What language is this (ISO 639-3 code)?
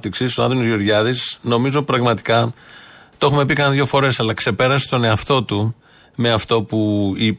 ell